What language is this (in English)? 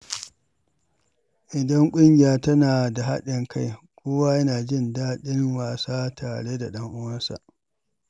Hausa